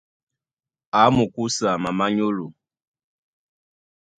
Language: Duala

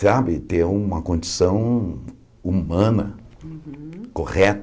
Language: Portuguese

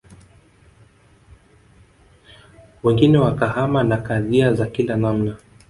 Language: Swahili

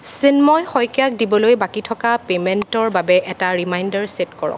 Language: Assamese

